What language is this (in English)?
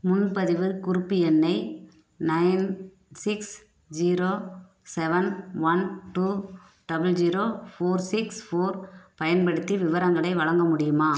Tamil